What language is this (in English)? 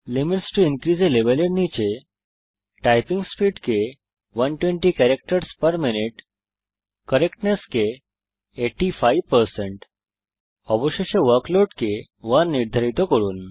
Bangla